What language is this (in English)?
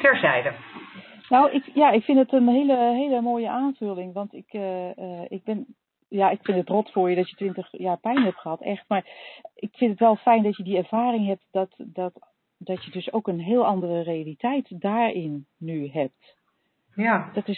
Dutch